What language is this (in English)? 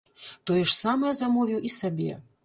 Belarusian